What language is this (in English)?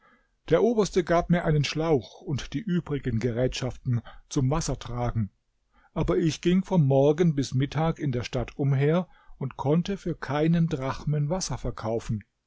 German